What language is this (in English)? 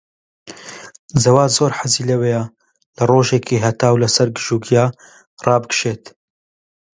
Central Kurdish